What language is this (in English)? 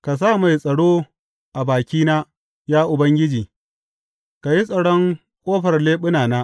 Hausa